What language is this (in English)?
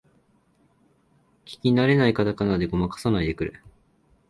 Japanese